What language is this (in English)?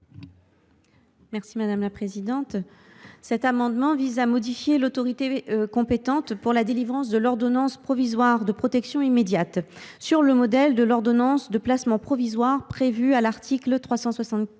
French